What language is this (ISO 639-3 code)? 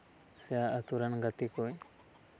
sat